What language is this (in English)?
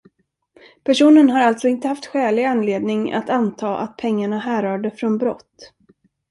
Swedish